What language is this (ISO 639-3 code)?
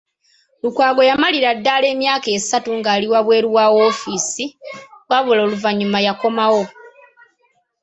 lug